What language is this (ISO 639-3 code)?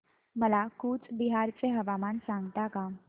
mar